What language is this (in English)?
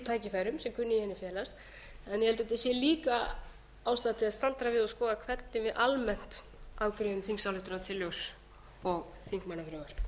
Icelandic